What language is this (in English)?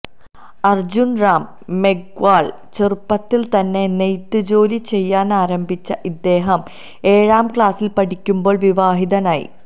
Malayalam